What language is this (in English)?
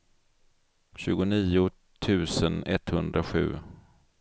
Swedish